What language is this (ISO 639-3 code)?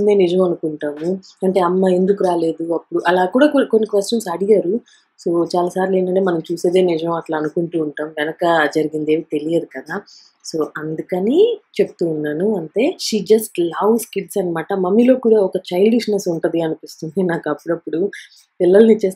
ron